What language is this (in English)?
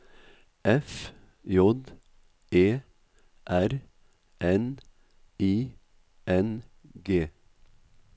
Norwegian